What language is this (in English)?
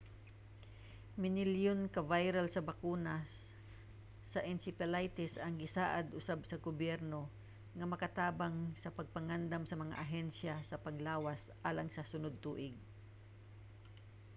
Cebuano